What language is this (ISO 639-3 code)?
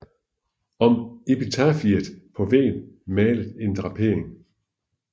dan